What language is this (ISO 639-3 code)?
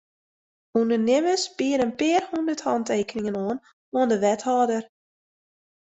fry